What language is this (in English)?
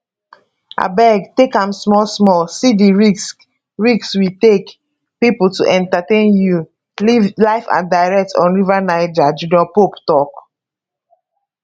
Nigerian Pidgin